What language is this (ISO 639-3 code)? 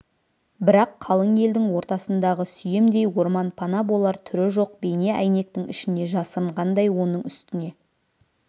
kaz